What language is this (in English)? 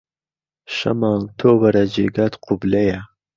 Central Kurdish